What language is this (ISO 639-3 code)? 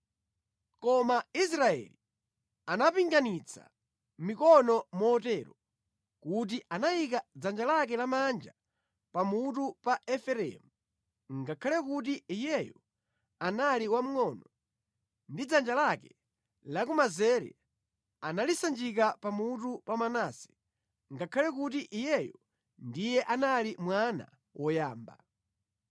nya